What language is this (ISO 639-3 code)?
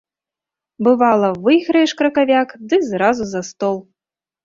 bel